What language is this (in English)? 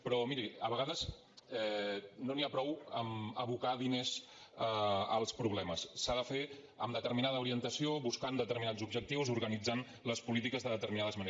Catalan